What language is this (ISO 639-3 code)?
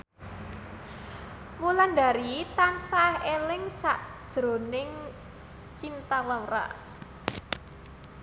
jav